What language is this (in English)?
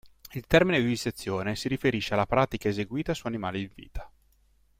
Italian